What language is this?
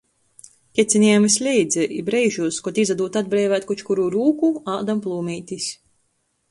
Latgalian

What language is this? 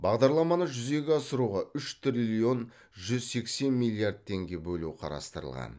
Kazakh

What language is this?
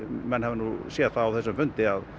Icelandic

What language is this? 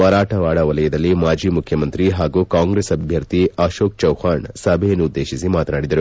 Kannada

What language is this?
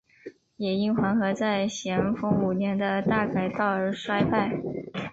Chinese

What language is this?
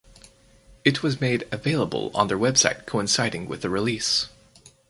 English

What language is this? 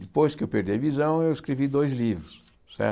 Portuguese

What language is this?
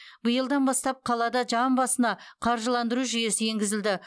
Kazakh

